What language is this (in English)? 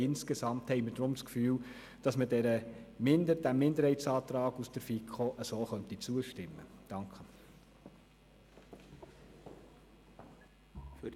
Swiss German